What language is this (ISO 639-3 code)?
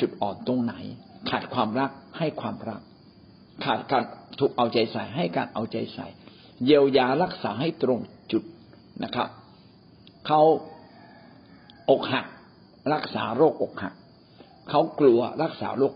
tha